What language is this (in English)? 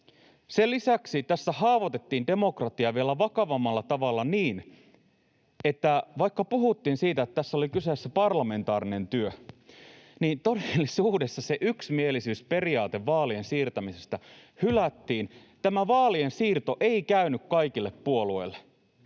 Finnish